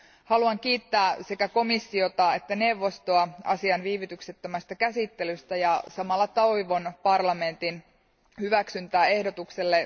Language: Finnish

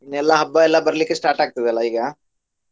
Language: Kannada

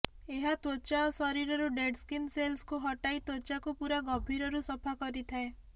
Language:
Odia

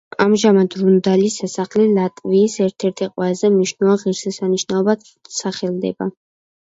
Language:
Georgian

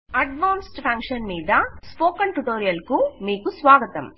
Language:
Telugu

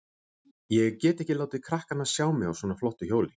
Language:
Icelandic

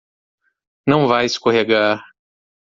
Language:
Portuguese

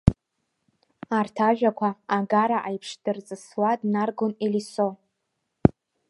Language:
Abkhazian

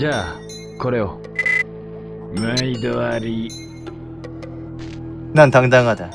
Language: Korean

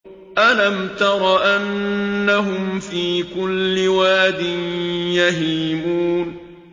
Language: Arabic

